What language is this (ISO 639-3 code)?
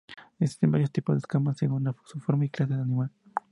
spa